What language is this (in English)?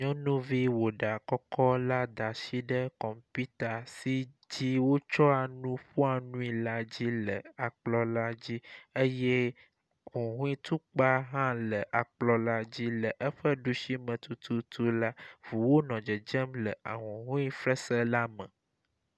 Ewe